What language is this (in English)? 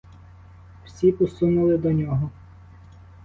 Ukrainian